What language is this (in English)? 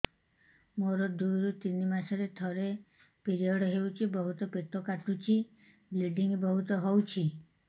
Odia